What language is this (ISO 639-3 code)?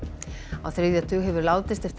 isl